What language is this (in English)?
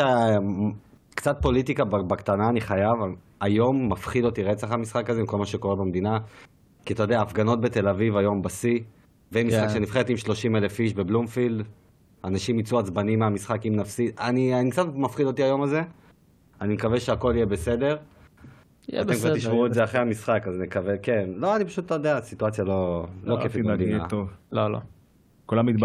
Hebrew